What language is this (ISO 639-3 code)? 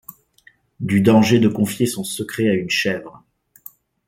fra